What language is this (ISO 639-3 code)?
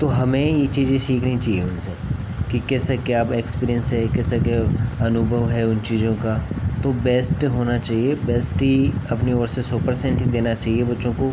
hin